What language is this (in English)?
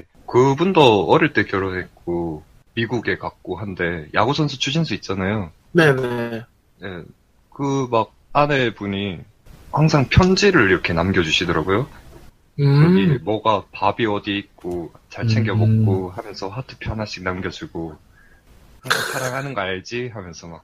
Korean